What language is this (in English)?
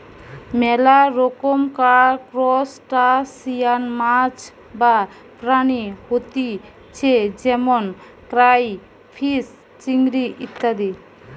Bangla